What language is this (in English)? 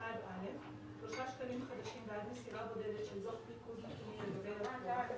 Hebrew